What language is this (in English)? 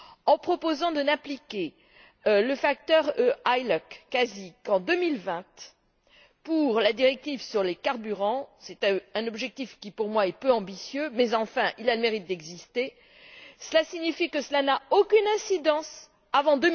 French